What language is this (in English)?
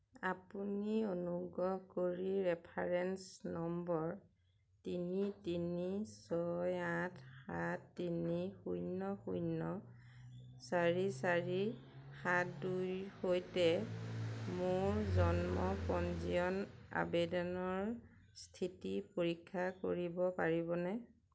Assamese